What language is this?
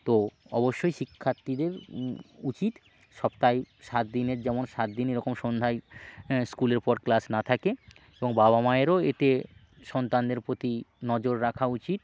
Bangla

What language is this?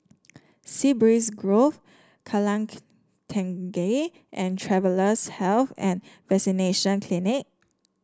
English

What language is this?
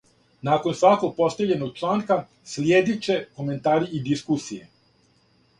Serbian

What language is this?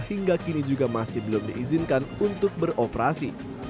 Indonesian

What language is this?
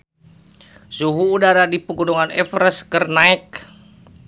Sundanese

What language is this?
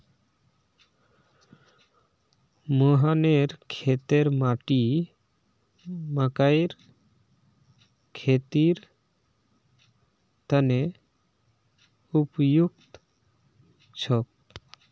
Magahi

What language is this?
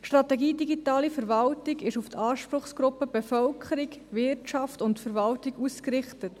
Swiss German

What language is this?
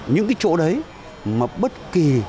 Vietnamese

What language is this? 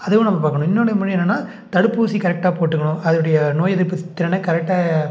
Tamil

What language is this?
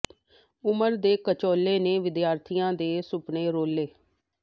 Punjabi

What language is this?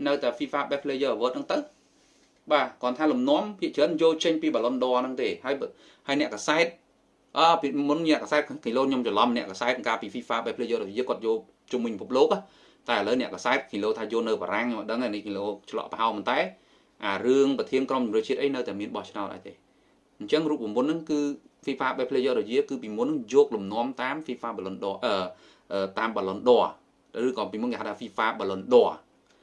Vietnamese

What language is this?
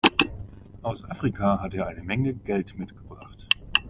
German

